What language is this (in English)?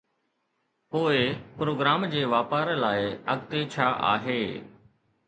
Sindhi